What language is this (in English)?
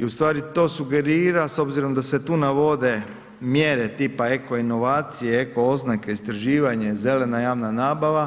Croatian